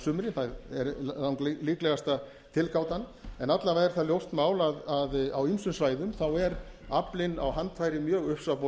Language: Icelandic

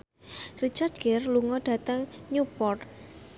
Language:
Javanese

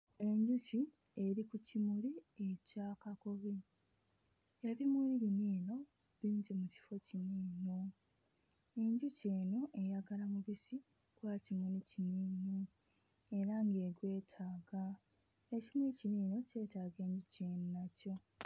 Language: Ganda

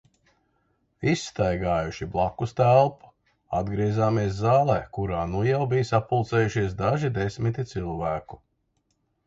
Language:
Latvian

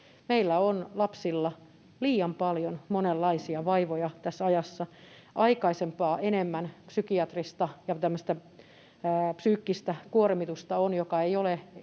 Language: Finnish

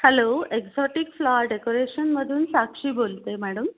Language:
Marathi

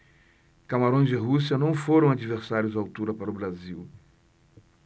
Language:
Portuguese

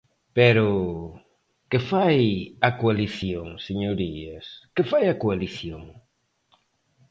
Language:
Galician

